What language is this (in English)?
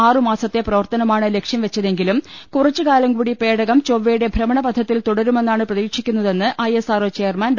Malayalam